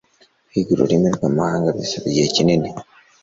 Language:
Kinyarwanda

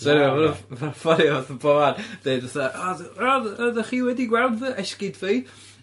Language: Welsh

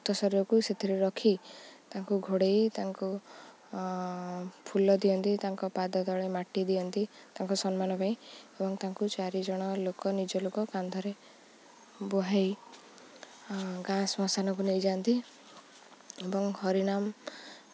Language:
Odia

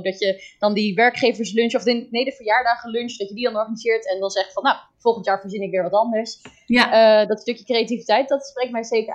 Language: Dutch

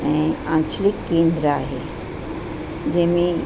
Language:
Sindhi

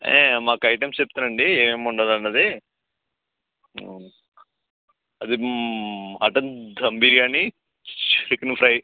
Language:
Telugu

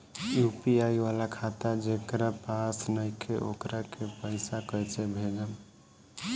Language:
Bhojpuri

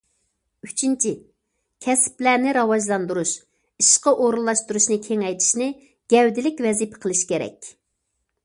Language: Uyghur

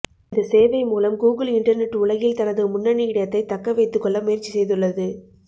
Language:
Tamil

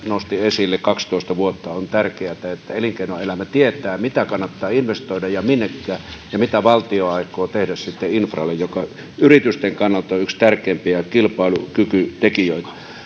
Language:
Finnish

